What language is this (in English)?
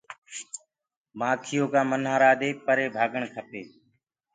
Gurgula